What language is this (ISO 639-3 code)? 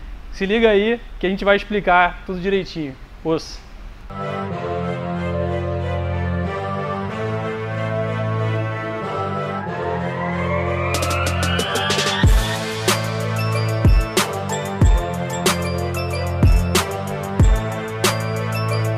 por